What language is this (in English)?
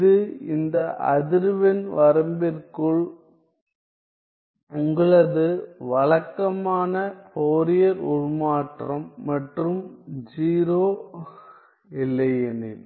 Tamil